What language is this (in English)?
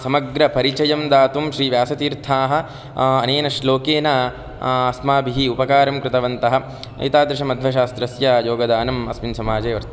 Sanskrit